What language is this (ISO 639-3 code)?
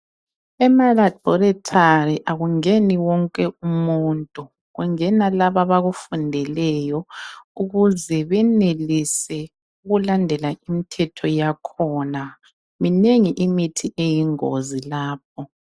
nde